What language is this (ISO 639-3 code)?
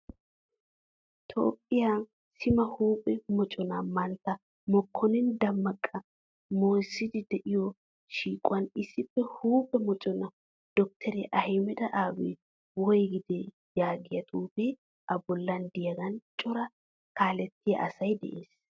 wal